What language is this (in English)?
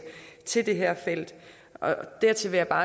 Danish